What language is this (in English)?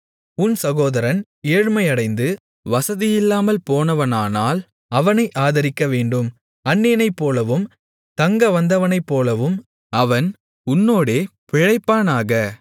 Tamil